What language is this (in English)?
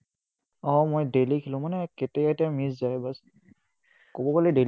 Assamese